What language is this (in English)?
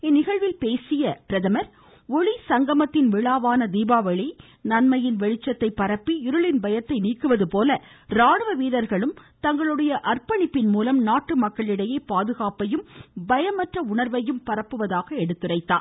Tamil